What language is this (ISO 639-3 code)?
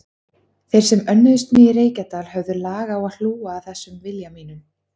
isl